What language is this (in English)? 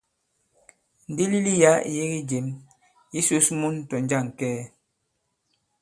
Bankon